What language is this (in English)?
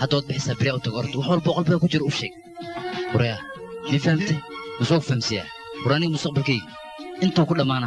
Arabic